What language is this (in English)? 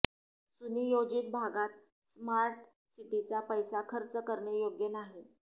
Marathi